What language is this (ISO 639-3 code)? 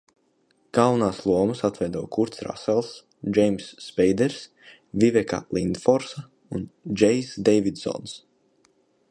lav